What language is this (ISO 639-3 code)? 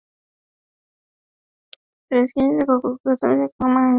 swa